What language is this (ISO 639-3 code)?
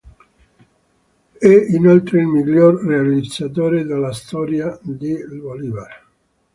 ita